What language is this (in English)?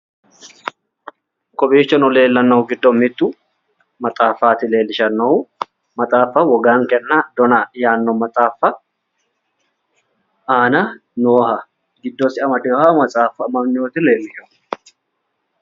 Sidamo